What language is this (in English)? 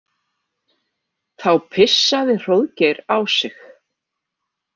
Icelandic